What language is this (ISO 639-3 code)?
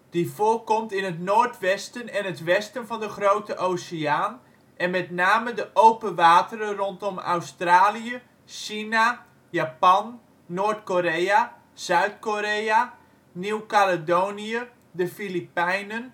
nld